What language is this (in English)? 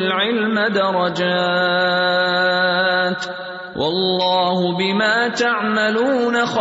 Urdu